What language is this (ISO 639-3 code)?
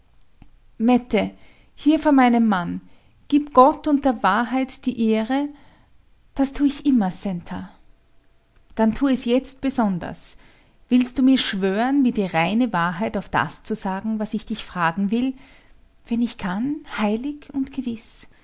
deu